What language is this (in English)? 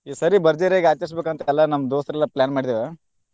Kannada